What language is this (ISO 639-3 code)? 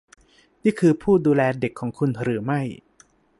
tha